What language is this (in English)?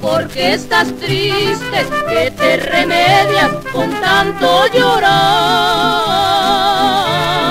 Spanish